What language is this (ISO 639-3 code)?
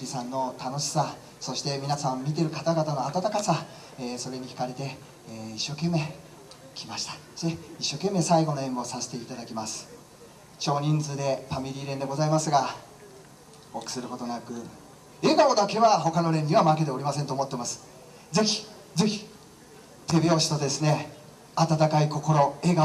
jpn